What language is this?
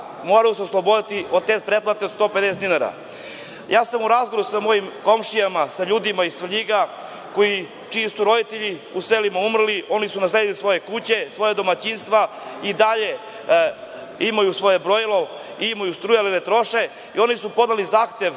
Serbian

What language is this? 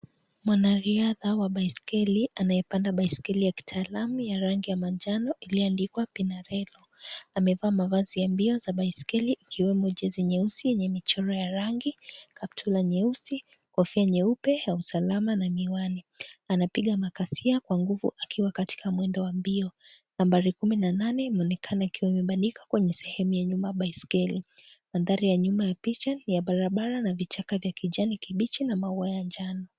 Swahili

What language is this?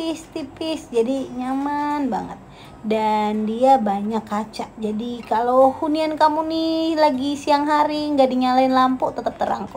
Indonesian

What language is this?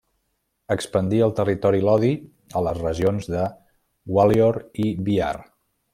Catalan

